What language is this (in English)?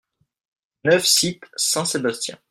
French